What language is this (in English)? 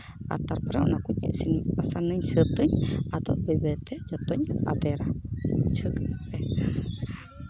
Santali